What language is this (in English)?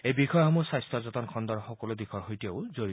Assamese